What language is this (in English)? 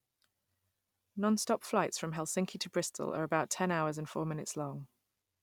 English